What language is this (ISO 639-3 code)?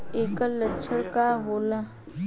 bho